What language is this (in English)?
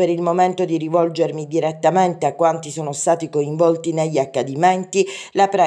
Italian